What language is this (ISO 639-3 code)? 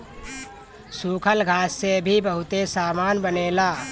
bho